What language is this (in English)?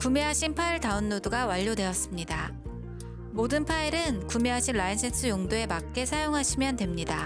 Korean